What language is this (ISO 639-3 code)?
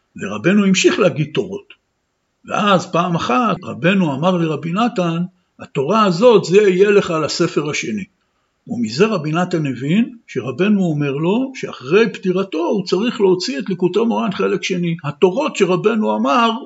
heb